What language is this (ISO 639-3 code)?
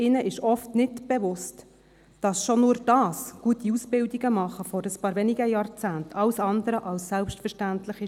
gsw